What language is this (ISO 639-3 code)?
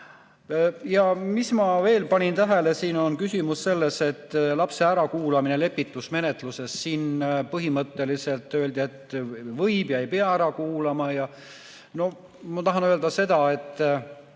est